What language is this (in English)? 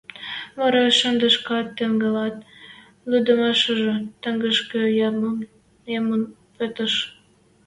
Western Mari